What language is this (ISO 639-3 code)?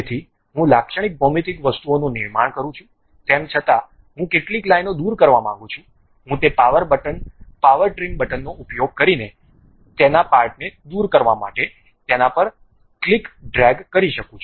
guj